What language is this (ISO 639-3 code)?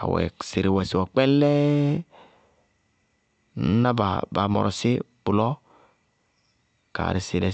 bqg